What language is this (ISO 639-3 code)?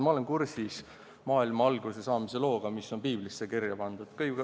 est